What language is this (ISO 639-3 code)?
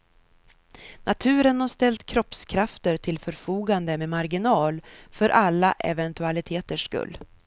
swe